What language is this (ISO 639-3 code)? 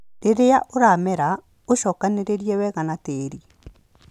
kik